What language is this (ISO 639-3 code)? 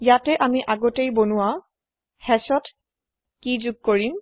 asm